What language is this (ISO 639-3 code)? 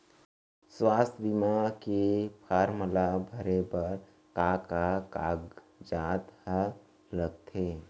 hne